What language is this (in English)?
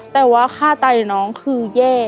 Thai